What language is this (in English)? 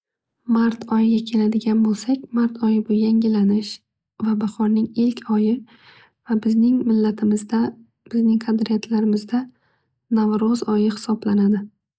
Uzbek